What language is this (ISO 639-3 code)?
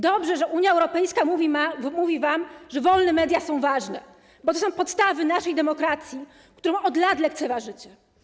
pol